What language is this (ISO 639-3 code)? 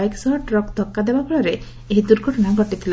ori